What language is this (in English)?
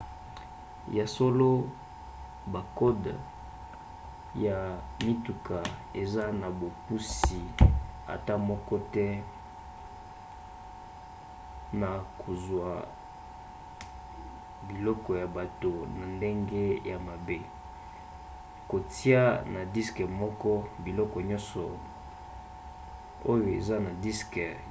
Lingala